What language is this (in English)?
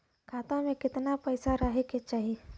Bhojpuri